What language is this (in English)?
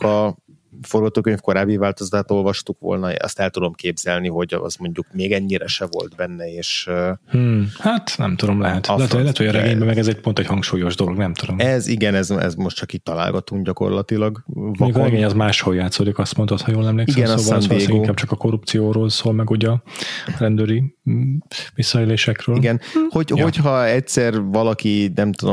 Hungarian